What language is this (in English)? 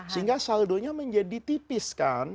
Indonesian